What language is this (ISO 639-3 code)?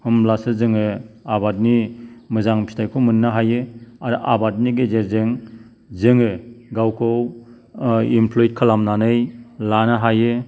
brx